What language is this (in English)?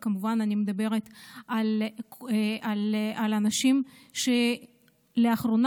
Hebrew